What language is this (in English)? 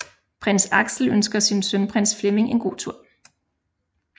Danish